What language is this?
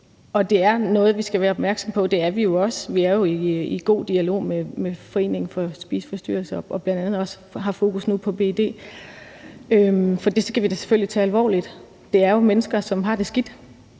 Danish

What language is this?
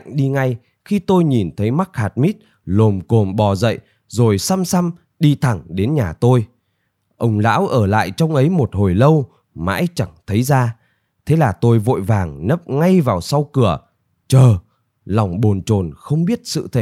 Vietnamese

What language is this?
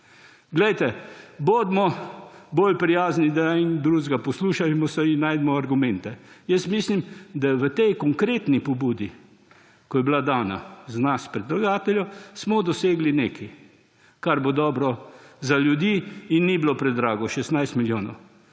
Slovenian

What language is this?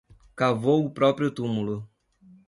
Portuguese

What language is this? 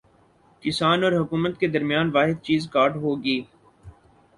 Urdu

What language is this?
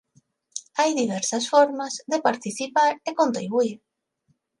Galician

